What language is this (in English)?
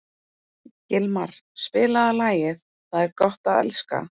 Icelandic